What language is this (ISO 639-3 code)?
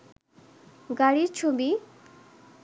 ben